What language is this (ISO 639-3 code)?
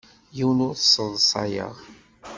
kab